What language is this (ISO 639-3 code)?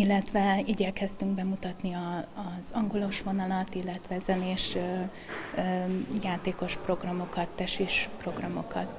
hun